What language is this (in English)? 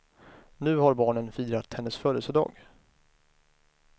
Swedish